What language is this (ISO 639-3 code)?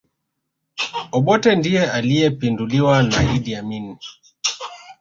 swa